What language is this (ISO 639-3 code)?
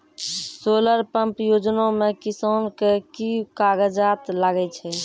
mai